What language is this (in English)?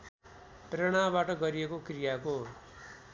Nepali